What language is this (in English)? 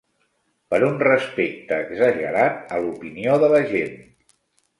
Catalan